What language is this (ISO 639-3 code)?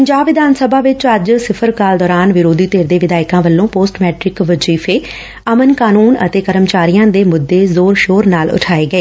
pan